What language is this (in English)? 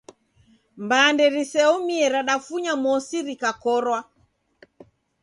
Taita